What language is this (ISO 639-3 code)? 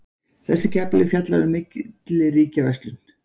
isl